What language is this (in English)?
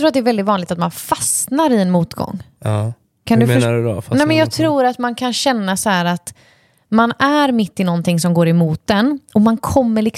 Swedish